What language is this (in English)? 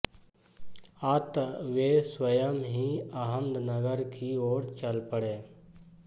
Hindi